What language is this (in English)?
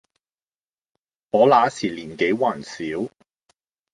Cantonese